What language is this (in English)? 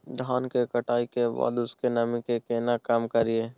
Maithili